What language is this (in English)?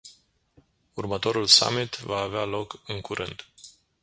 Romanian